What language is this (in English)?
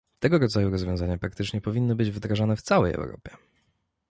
Polish